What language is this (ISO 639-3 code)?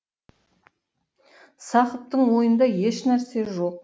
kaz